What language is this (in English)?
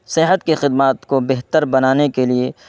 Urdu